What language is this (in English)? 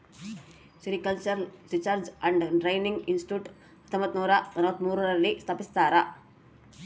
Kannada